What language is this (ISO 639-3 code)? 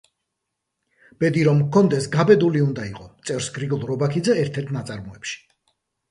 kat